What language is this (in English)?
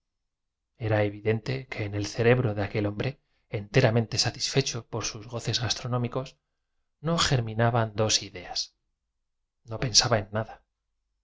Spanish